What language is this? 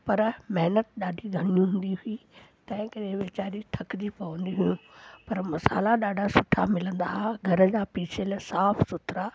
Sindhi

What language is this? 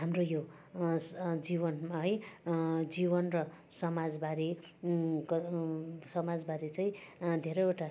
Nepali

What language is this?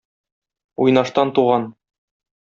Tatar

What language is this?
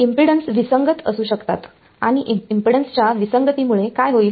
Marathi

